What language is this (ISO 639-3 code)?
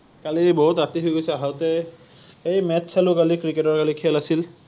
asm